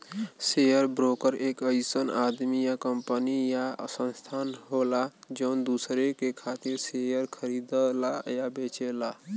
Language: Bhojpuri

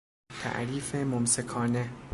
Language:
Persian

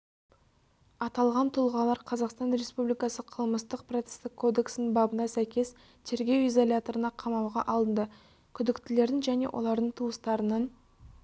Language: Kazakh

